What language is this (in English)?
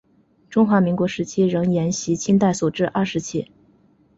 Chinese